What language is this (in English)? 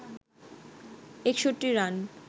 Bangla